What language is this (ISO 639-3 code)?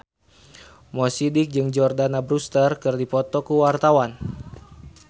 sun